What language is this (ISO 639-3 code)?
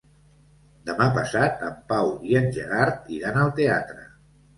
cat